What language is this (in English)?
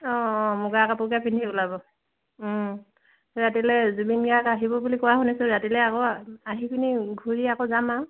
Assamese